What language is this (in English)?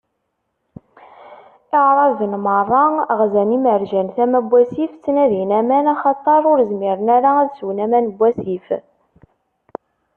Kabyle